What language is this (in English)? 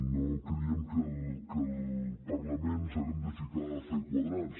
Catalan